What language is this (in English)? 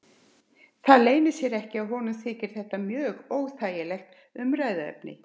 Icelandic